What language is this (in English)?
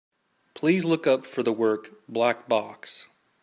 English